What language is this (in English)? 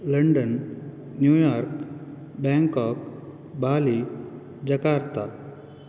Sanskrit